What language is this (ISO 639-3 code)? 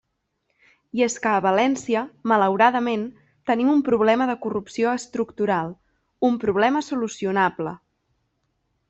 cat